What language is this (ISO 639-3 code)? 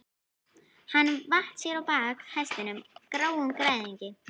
isl